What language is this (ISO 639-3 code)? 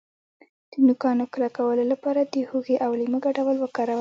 pus